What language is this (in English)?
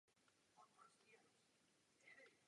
Czech